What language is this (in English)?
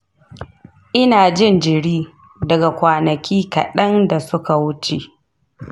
Hausa